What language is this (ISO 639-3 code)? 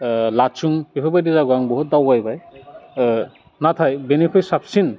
brx